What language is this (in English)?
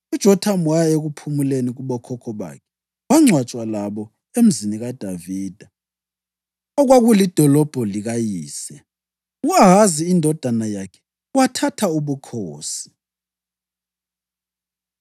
North Ndebele